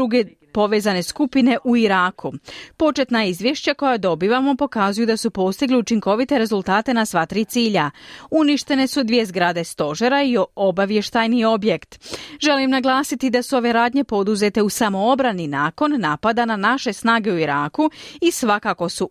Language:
Croatian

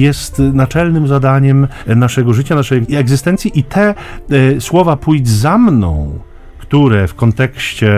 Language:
Polish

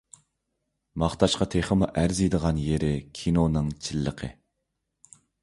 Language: Uyghur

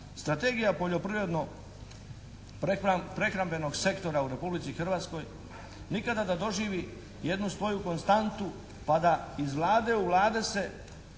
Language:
Croatian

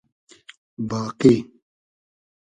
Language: Hazaragi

